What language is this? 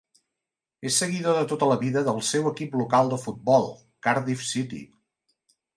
Catalan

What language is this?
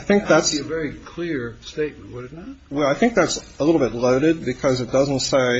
English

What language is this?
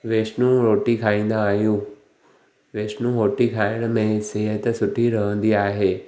Sindhi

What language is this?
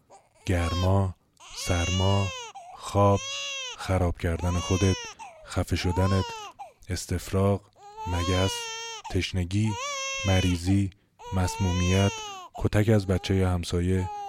Persian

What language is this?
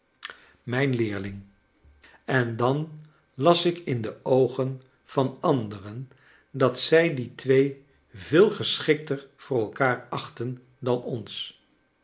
Dutch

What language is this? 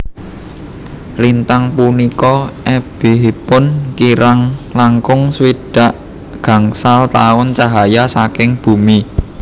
Javanese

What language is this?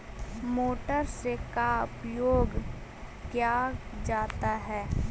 Magahi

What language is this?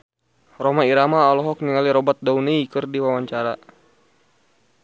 Sundanese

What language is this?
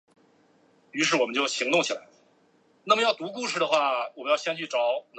Chinese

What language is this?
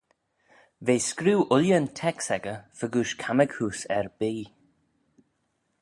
Manx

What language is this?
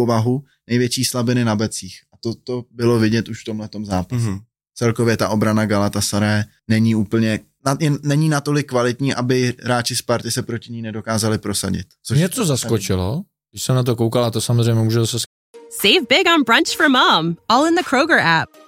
Czech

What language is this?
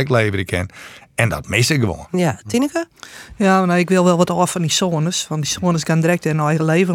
Dutch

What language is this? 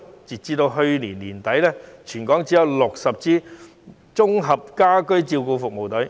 Cantonese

